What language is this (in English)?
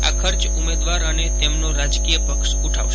Gujarati